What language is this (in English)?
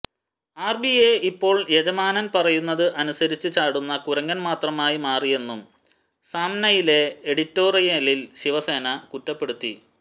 Malayalam